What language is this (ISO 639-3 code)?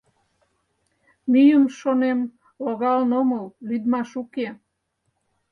chm